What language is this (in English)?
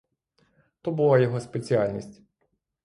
Ukrainian